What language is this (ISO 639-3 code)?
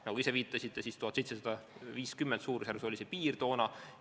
est